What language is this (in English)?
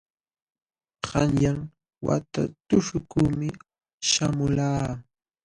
Jauja Wanca Quechua